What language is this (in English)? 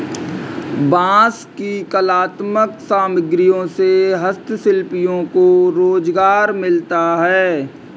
Hindi